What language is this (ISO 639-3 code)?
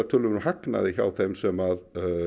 isl